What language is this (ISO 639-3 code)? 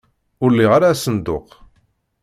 kab